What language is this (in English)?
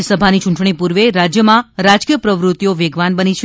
Gujarati